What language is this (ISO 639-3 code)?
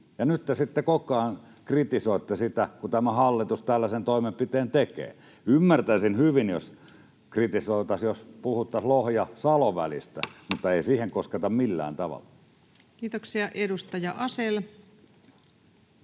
fin